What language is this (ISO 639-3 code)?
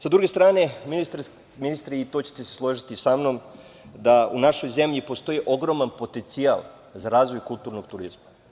srp